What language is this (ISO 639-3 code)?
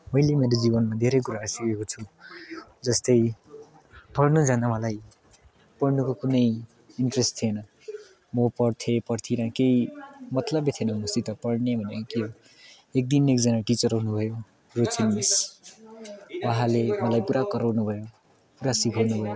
nep